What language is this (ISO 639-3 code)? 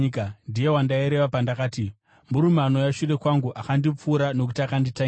sna